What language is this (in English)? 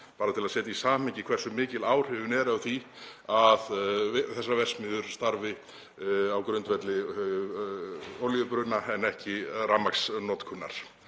Icelandic